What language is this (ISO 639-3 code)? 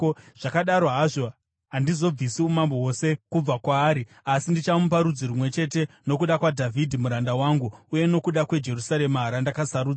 sna